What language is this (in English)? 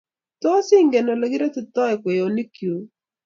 Kalenjin